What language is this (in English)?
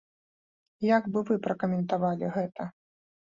Belarusian